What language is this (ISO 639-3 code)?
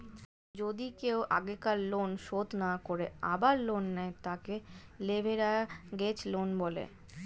ben